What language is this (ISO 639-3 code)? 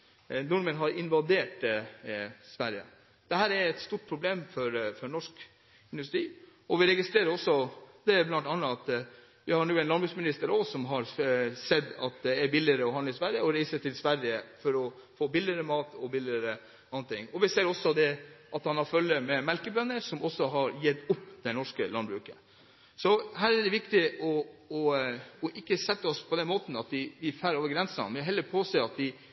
nob